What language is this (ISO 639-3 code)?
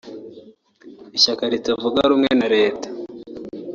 kin